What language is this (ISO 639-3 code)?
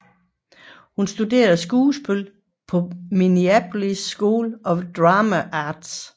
dan